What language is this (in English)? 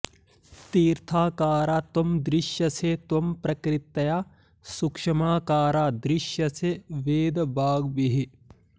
Sanskrit